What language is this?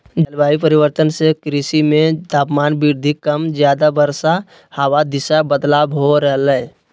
Magahi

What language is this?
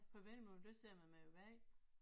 Danish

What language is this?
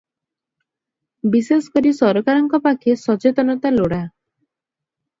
Odia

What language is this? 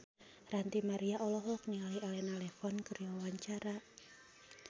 Sundanese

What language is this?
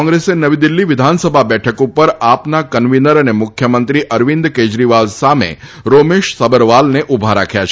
Gujarati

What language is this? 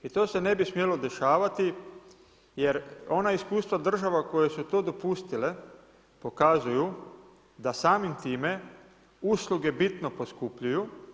Croatian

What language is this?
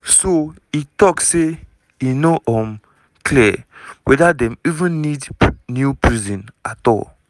Nigerian Pidgin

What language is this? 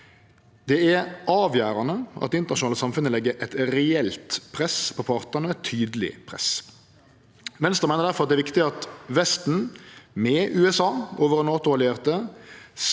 Norwegian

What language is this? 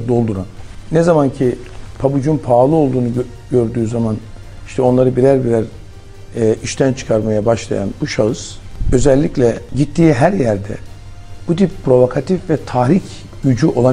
Turkish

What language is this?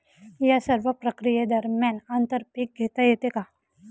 Marathi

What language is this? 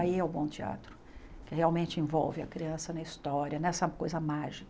Portuguese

